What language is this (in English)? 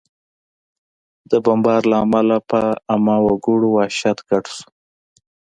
Pashto